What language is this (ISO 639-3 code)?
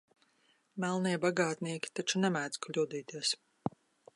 lav